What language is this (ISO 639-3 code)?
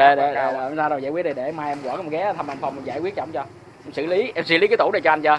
vie